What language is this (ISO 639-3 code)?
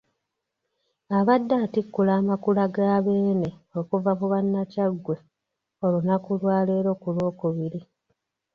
lug